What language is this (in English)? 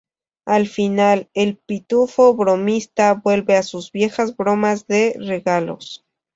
Spanish